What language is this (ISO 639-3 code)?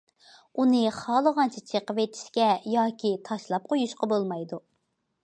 uig